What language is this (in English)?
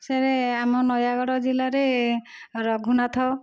Odia